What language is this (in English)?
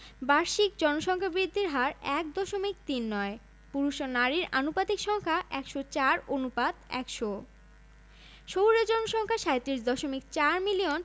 Bangla